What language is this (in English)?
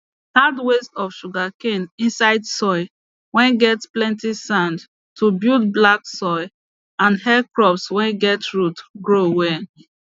Nigerian Pidgin